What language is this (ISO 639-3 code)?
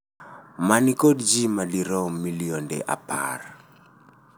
luo